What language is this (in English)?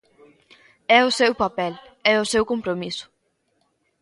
Galician